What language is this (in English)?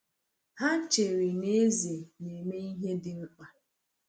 Igbo